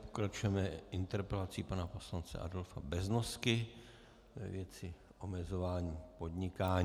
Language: Czech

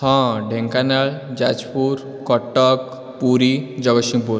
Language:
Odia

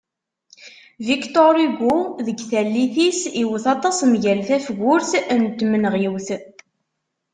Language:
Kabyle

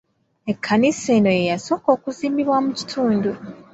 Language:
Ganda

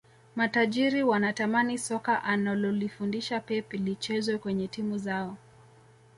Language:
Swahili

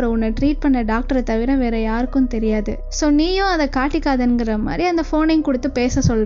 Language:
Indonesian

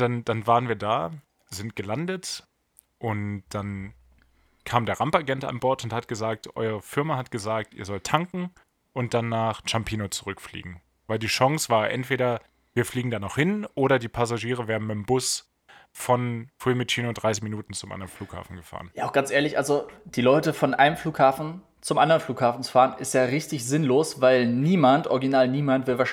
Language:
German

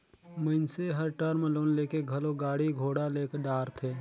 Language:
Chhattisgarhi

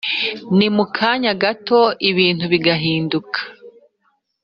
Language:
Kinyarwanda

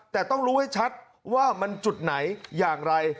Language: Thai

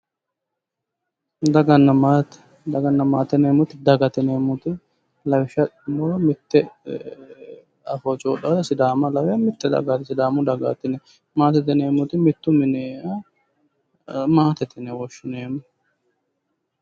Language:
Sidamo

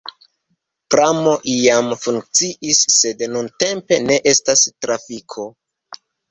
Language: Esperanto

